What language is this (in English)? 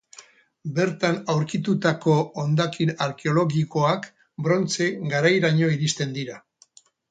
Basque